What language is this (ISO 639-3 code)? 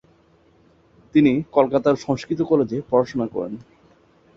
ben